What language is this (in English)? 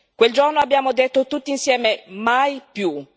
Italian